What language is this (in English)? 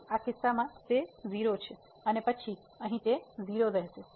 Gujarati